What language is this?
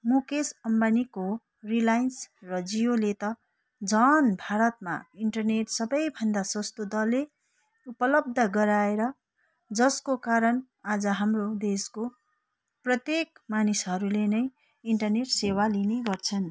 Nepali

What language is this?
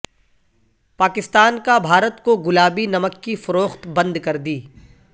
Urdu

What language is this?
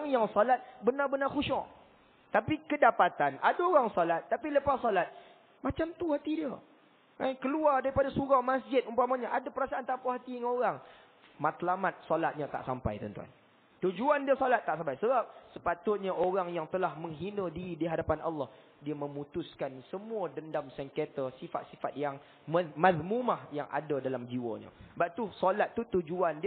Malay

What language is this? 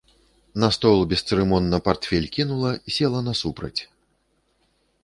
Belarusian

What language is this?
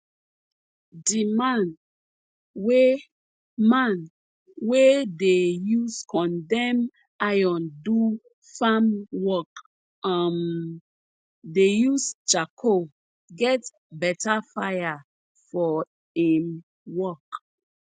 Nigerian Pidgin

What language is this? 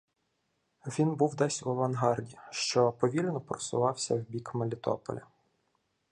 Ukrainian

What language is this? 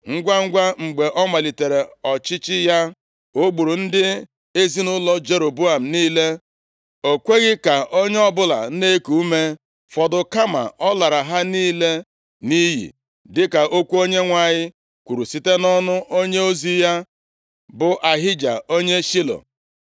Igbo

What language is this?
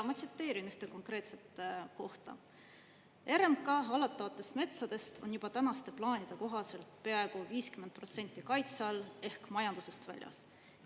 Estonian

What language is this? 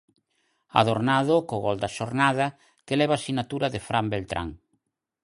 Galician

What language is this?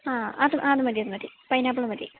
Malayalam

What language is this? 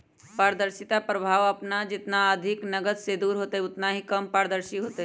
Magahi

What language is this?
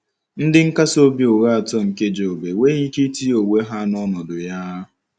Igbo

